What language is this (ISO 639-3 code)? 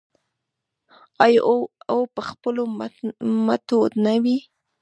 pus